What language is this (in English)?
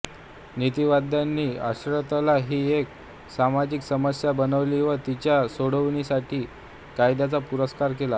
Marathi